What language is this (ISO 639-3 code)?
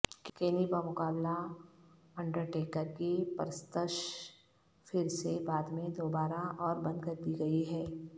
urd